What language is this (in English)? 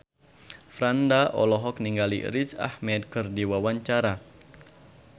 Sundanese